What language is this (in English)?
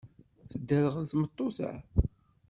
Kabyle